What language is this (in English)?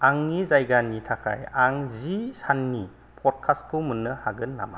Bodo